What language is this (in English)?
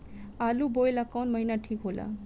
Bhojpuri